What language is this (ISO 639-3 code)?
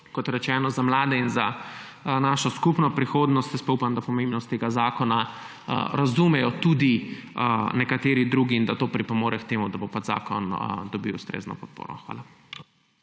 slv